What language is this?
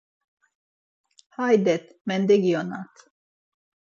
Laz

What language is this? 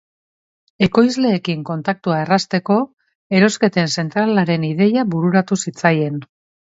Basque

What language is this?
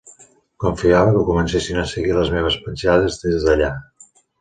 Catalan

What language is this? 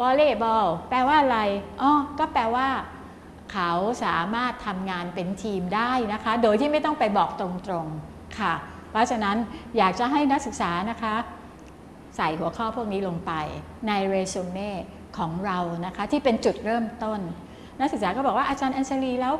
Thai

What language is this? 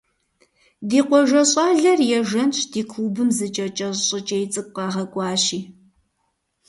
Kabardian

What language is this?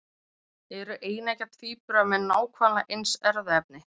Icelandic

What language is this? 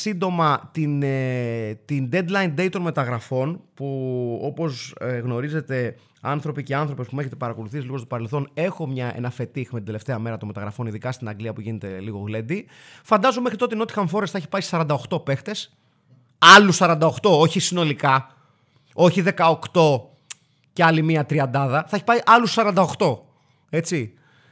Greek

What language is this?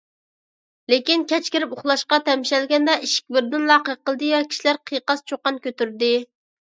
Uyghur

